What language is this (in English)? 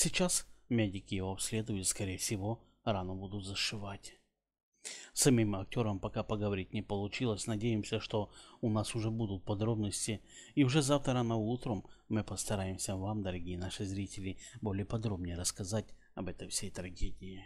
Russian